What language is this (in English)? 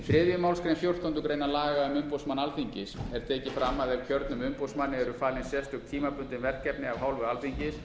Icelandic